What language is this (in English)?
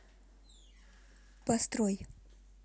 Russian